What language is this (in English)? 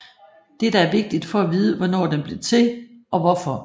Danish